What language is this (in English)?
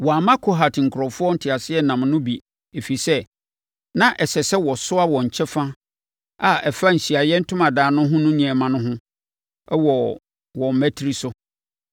Akan